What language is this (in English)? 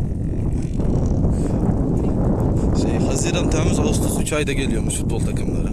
Turkish